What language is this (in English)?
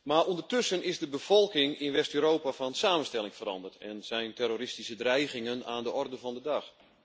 Dutch